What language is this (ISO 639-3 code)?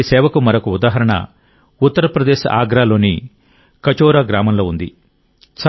tel